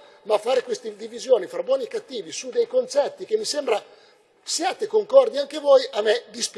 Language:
Italian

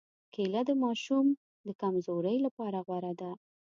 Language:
Pashto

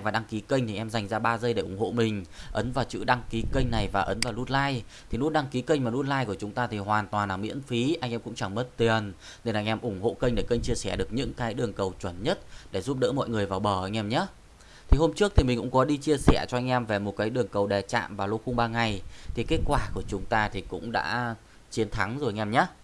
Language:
Vietnamese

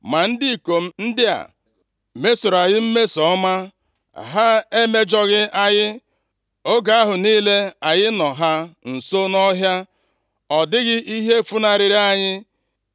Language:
Igbo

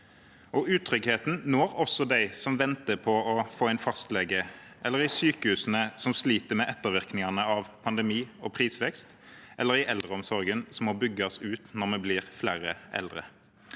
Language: Norwegian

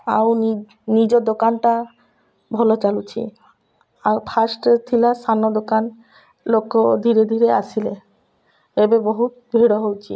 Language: Odia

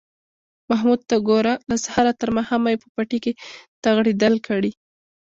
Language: Pashto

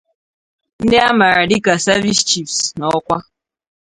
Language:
Igbo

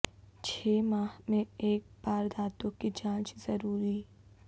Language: Urdu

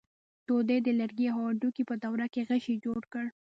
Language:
Pashto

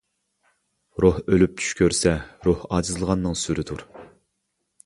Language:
Uyghur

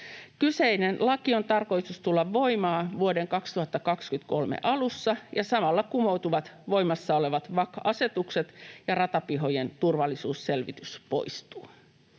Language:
Finnish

